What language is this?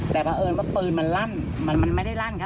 Thai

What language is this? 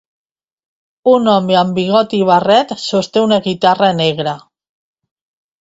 Catalan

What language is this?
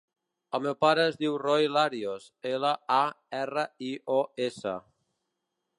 Catalan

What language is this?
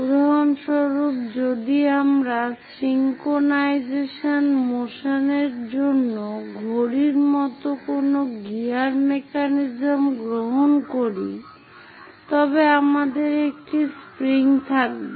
Bangla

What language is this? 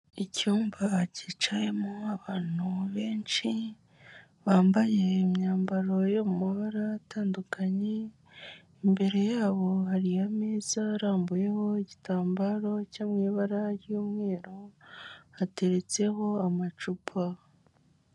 Kinyarwanda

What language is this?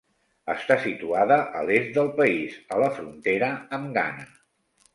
Catalan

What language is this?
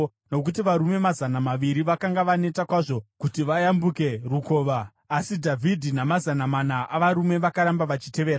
Shona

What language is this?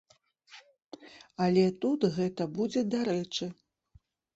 Belarusian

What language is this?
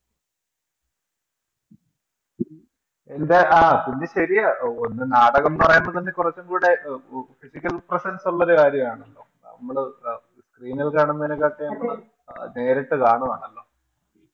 Malayalam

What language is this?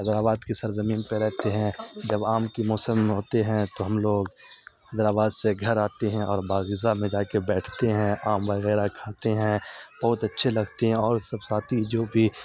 Urdu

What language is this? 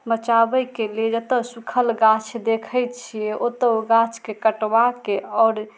Maithili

